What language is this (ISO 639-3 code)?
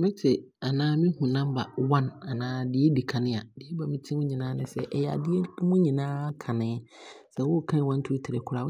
abr